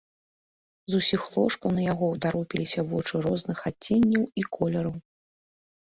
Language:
Belarusian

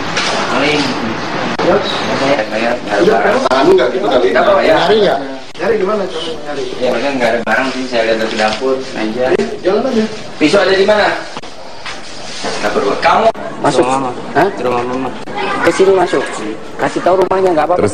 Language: Indonesian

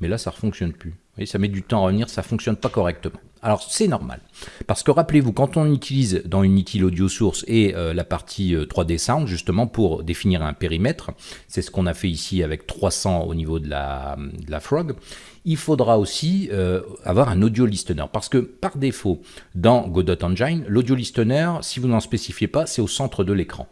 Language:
French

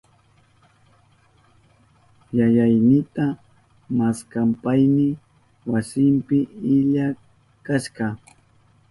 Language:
Southern Pastaza Quechua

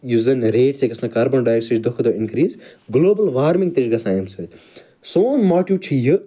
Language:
Kashmiri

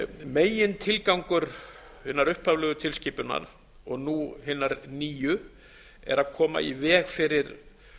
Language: Icelandic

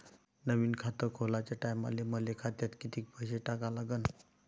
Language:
Marathi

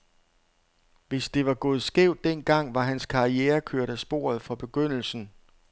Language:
Danish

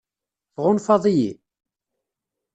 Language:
Kabyle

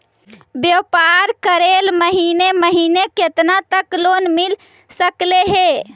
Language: Magahi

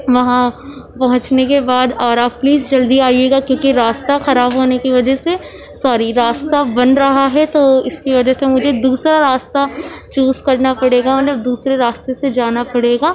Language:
Urdu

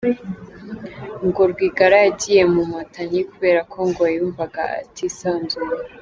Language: Kinyarwanda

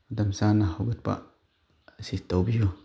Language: Manipuri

